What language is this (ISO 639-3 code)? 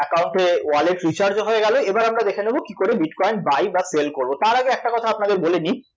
ben